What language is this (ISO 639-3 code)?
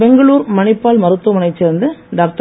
tam